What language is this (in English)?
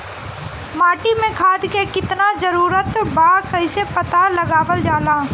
Bhojpuri